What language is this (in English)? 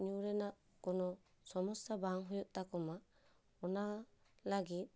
Santali